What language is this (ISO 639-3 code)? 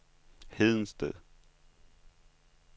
dan